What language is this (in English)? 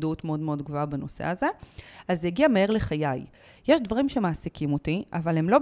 Hebrew